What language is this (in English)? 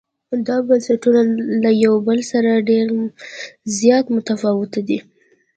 Pashto